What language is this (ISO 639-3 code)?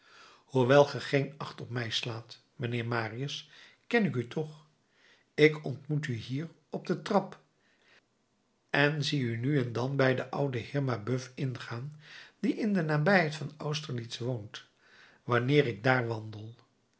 nld